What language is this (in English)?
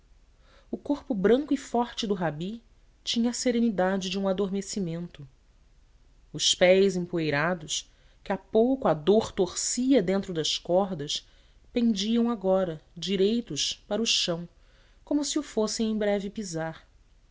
Portuguese